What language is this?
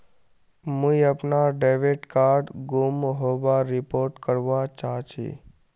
Magahi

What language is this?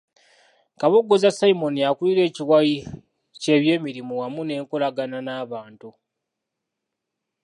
Ganda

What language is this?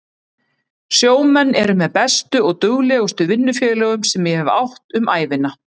Icelandic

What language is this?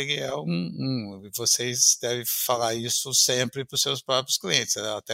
Portuguese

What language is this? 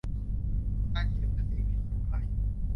Thai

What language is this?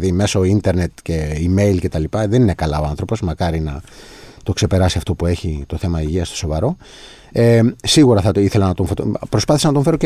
Greek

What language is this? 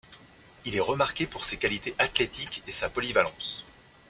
French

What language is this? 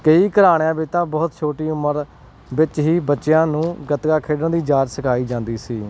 Punjabi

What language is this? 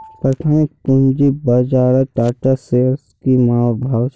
Magahi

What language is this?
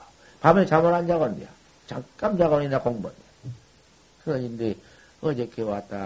Korean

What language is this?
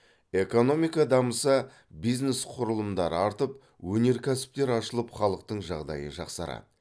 Kazakh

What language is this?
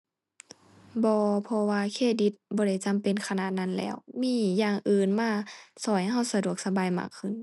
Thai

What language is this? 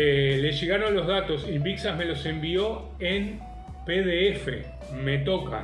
Spanish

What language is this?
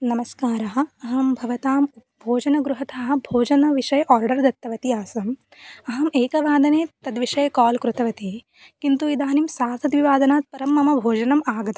Sanskrit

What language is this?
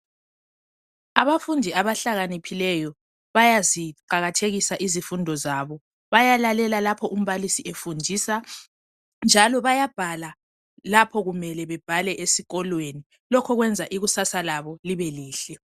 North Ndebele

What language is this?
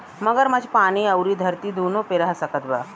Bhojpuri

